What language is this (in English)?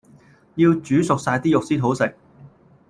Cantonese